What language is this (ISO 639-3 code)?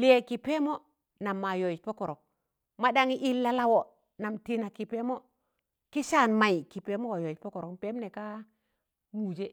tan